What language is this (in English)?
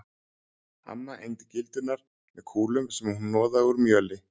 Icelandic